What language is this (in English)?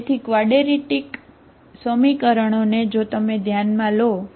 Gujarati